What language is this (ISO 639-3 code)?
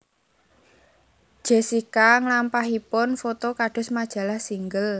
jav